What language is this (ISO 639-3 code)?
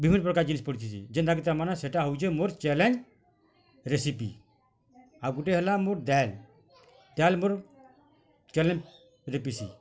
ori